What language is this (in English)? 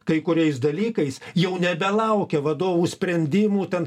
Lithuanian